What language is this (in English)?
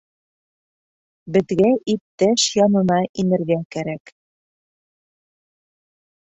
Bashkir